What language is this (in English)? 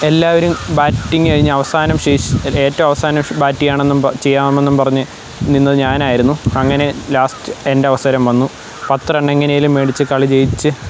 Malayalam